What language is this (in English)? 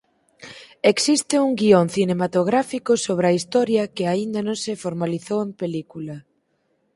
Galician